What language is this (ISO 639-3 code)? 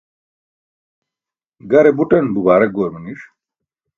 bsk